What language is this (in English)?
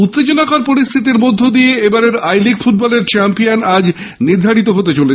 Bangla